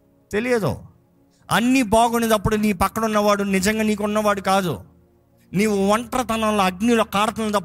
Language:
Telugu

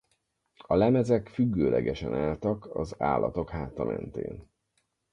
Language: Hungarian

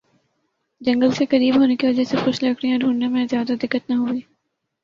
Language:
Urdu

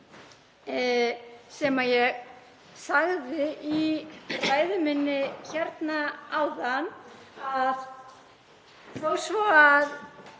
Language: Icelandic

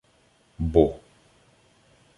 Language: Ukrainian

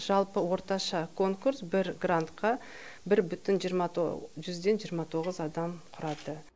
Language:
Kazakh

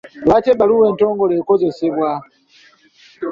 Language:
Ganda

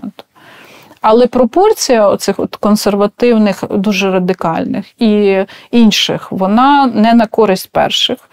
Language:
Ukrainian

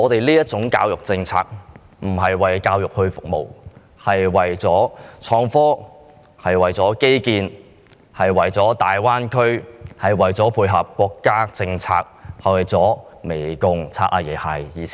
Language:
Cantonese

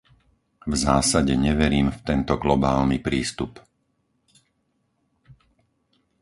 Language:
Slovak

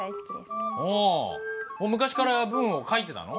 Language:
Japanese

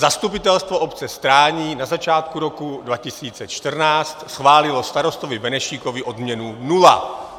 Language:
Czech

